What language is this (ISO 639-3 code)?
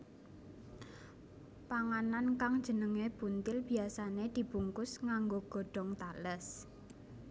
jav